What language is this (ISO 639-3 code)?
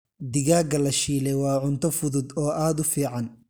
som